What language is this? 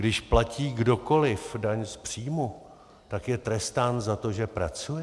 Czech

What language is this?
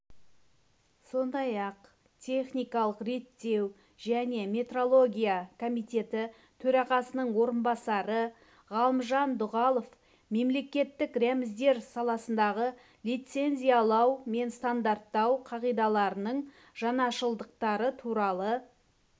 Kazakh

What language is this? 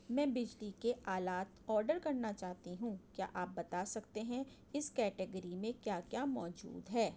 Urdu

